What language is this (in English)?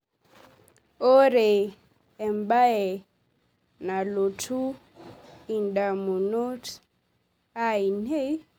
Masai